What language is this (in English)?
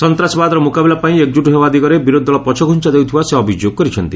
Odia